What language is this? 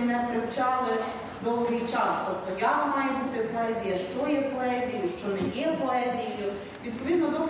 Ukrainian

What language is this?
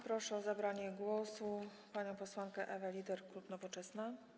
Polish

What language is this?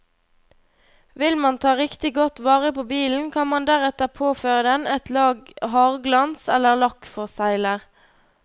Norwegian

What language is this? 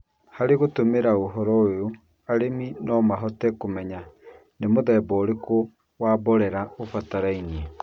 Kikuyu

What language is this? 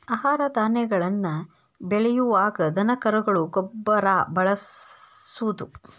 Kannada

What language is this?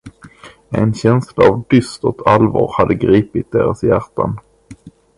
Swedish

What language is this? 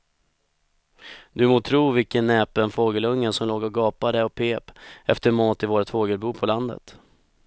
Swedish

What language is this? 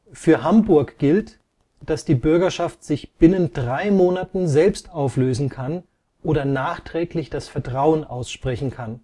German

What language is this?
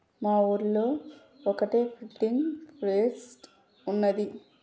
Telugu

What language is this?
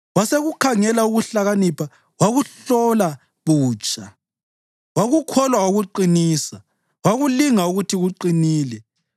North Ndebele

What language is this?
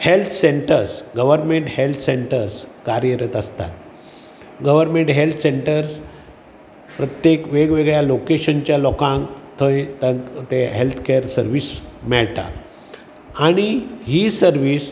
Konkani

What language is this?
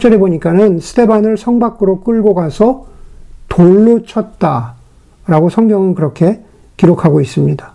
Korean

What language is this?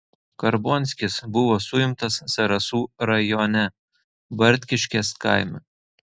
Lithuanian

